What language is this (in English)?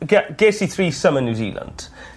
Welsh